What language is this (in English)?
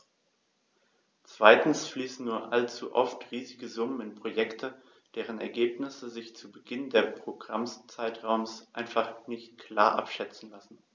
German